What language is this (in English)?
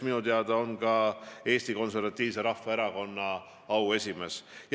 Estonian